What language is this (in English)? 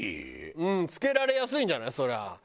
Japanese